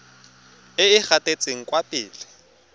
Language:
Tswana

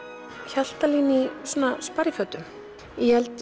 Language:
Icelandic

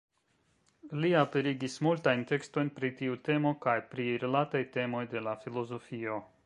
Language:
Esperanto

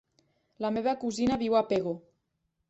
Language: Catalan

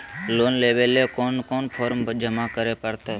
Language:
Magahi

